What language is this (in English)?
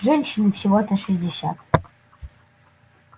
Russian